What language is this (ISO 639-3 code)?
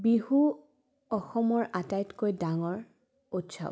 asm